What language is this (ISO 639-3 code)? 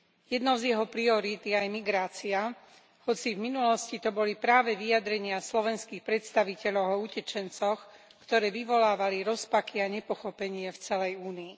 slk